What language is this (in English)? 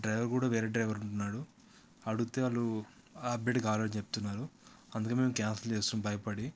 Telugu